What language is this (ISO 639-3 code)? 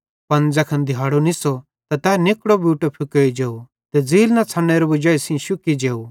bhd